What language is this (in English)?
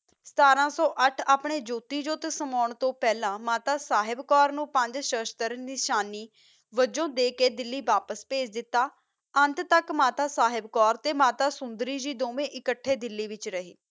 Punjabi